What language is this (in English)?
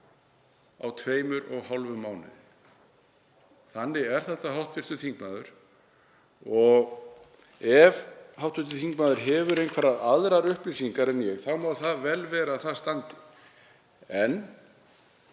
Icelandic